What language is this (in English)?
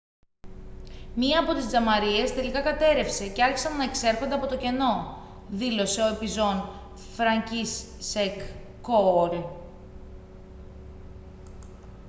Greek